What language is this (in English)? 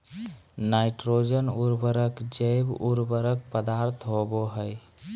Magahi